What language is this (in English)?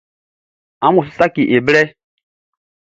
Baoulé